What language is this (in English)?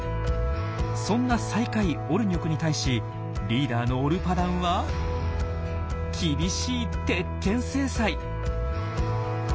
Japanese